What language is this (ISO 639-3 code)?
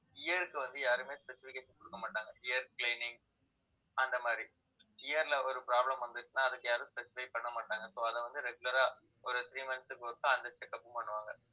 tam